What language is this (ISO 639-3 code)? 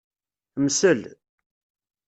kab